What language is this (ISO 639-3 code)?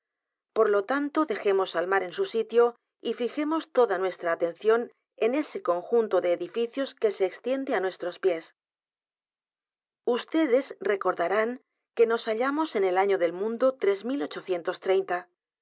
spa